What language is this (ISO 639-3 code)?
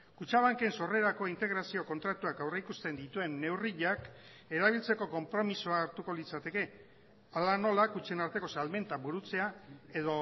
eus